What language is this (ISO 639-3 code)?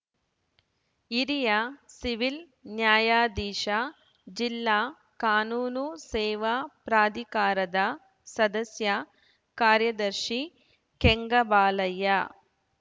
kan